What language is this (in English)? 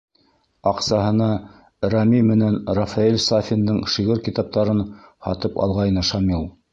Bashkir